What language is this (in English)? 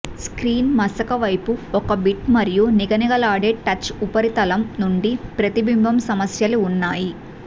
Telugu